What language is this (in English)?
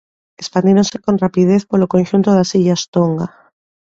Galician